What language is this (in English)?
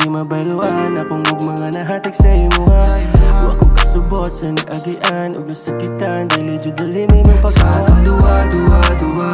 Indonesian